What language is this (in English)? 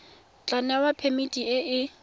Tswana